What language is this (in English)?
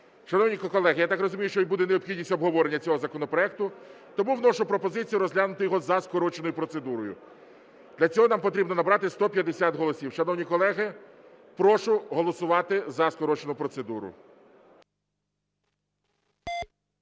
Ukrainian